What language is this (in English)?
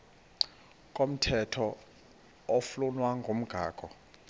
Xhosa